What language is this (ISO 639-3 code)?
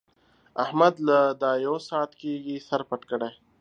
pus